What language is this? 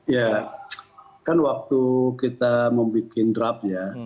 Indonesian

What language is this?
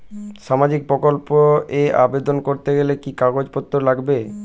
Bangla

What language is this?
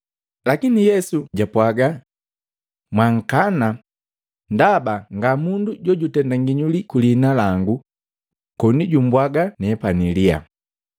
Matengo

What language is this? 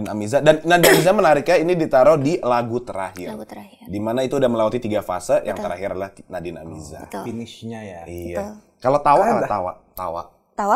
Indonesian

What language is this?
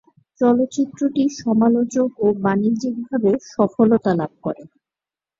Bangla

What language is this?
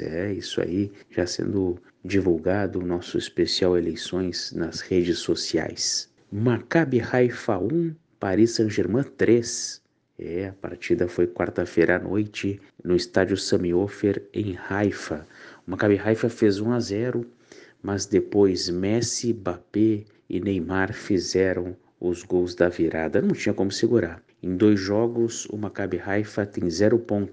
Portuguese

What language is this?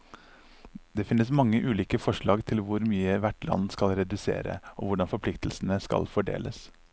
Norwegian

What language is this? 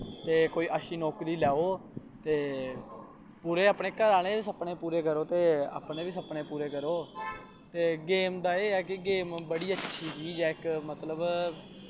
Dogri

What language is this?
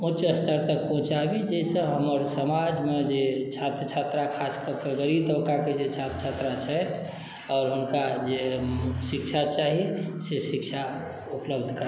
Maithili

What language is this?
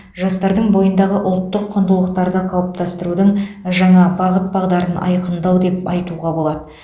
Kazakh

